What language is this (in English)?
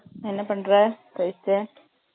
Tamil